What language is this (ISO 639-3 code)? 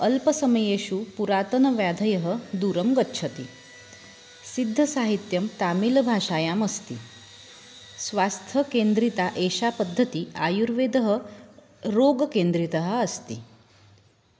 san